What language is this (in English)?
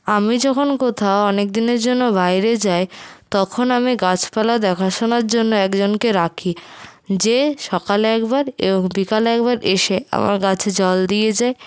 Bangla